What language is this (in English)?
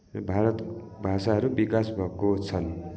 Nepali